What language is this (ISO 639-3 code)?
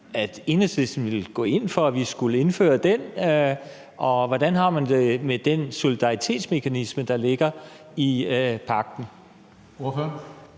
dan